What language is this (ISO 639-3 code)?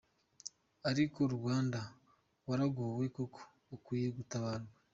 kin